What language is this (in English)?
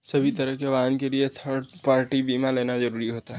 Hindi